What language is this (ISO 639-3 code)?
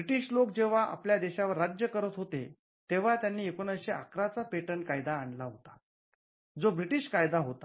mar